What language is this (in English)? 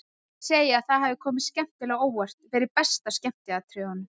Icelandic